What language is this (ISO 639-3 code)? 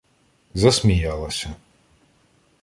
ukr